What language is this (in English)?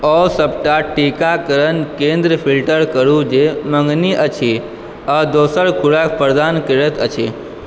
Maithili